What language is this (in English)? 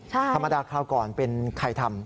Thai